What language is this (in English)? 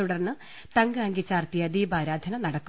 Malayalam